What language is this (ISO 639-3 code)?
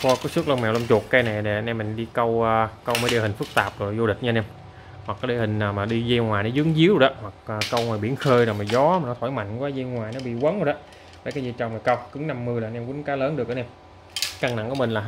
vie